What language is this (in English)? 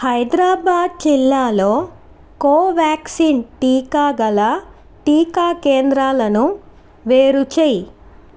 Telugu